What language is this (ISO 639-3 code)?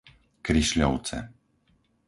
slk